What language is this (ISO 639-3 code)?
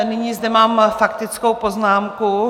ces